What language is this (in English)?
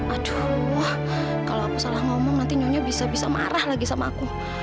Indonesian